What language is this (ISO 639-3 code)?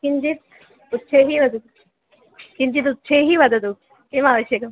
san